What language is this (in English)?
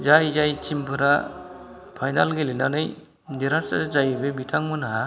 Bodo